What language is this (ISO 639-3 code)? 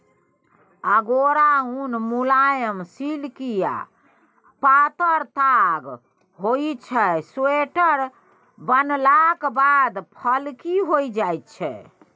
mai